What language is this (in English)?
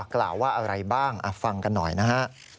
Thai